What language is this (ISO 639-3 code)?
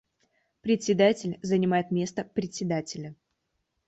rus